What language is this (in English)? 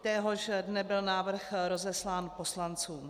Czech